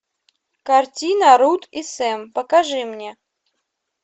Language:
Russian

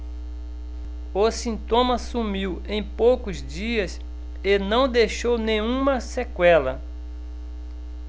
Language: Portuguese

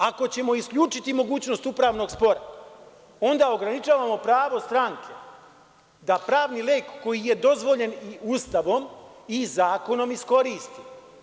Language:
Serbian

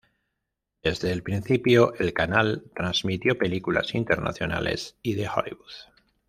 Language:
Spanish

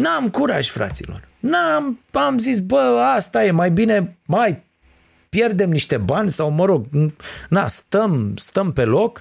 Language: Romanian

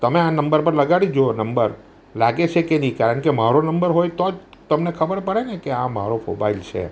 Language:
Gujarati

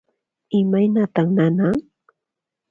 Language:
Puno Quechua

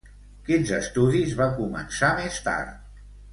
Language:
Catalan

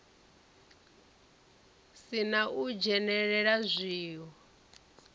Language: Venda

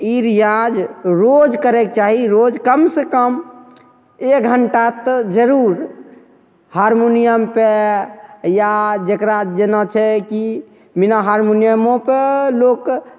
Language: Maithili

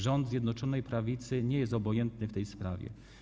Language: Polish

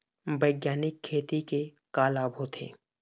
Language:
Chhattisgarhi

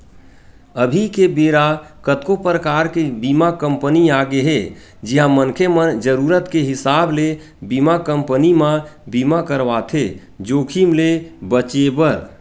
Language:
Chhattisgarhi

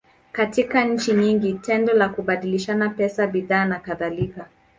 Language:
Swahili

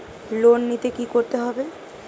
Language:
Bangla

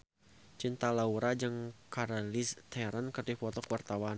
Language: Sundanese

